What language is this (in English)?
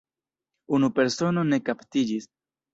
Esperanto